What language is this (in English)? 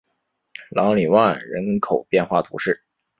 Chinese